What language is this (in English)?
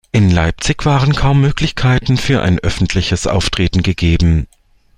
German